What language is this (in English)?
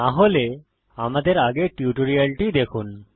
Bangla